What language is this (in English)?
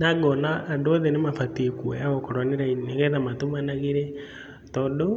Kikuyu